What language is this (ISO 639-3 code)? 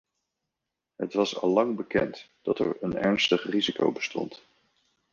nld